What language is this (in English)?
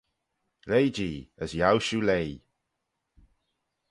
Manx